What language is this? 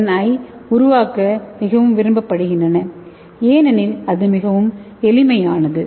Tamil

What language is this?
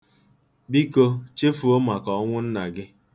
Igbo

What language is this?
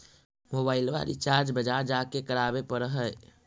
Magahi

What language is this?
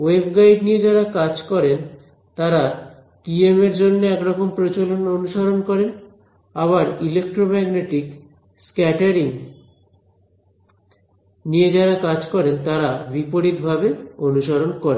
Bangla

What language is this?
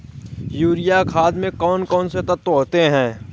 Hindi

